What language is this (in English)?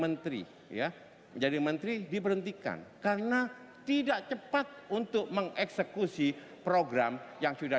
Indonesian